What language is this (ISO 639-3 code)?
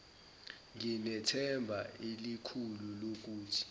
zul